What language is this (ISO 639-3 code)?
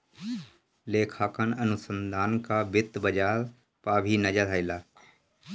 bho